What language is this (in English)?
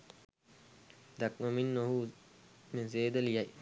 Sinhala